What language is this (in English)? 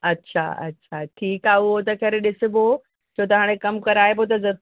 Sindhi